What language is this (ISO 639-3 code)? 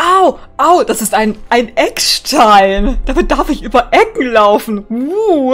deu